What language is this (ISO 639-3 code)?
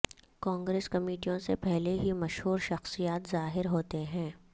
urd